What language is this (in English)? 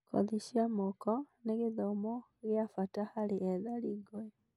Kikuyu